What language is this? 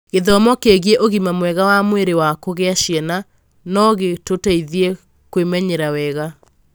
Kikuyu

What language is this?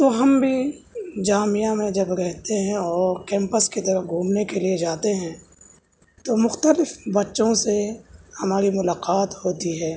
Urdu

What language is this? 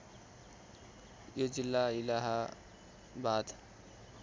Nepali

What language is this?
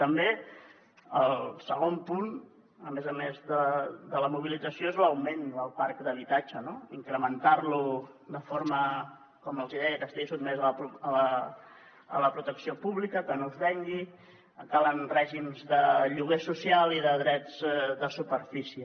Catalan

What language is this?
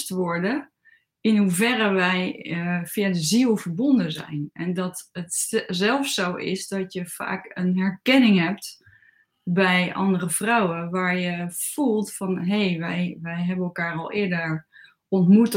Dutch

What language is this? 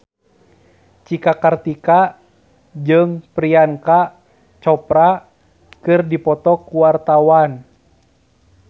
Sundanese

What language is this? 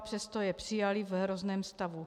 Czech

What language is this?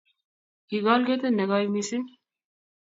Kalenjin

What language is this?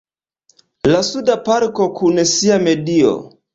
Esperanto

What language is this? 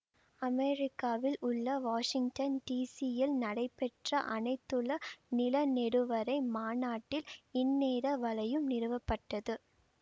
Tamil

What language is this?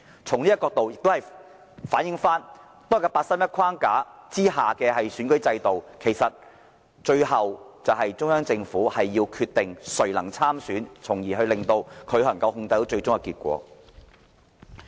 Cantonese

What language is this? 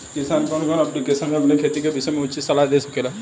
Bhojpuri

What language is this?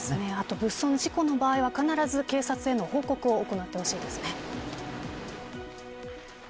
Japanese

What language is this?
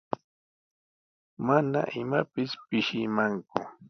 Sihuas Ancash Quechua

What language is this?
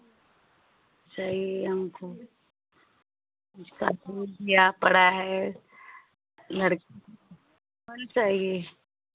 Hindi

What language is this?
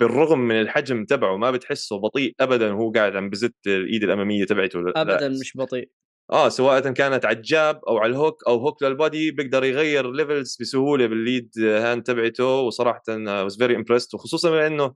Arabic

